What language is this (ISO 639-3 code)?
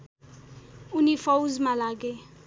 nep